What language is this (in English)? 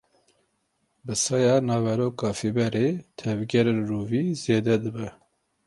Kurdish